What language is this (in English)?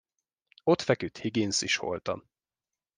Hungarian